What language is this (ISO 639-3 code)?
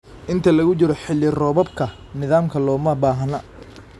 som